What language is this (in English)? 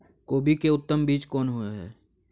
Maithili